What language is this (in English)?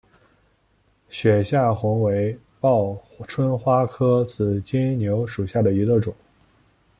Chinese